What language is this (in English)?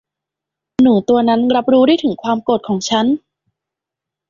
Thai